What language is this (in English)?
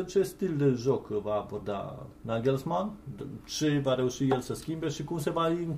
Romanian